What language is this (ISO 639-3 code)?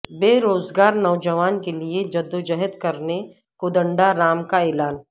urd